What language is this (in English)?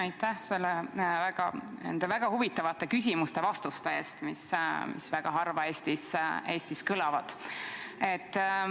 Estonian